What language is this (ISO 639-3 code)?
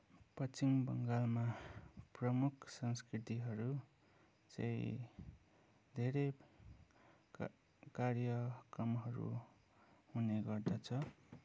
nep